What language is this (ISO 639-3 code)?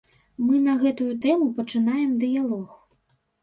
bel